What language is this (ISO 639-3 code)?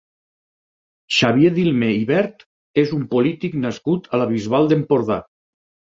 cat